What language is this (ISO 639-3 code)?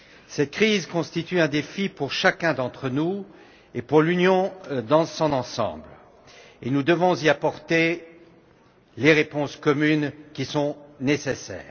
fra